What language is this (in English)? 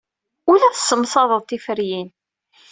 Kabyle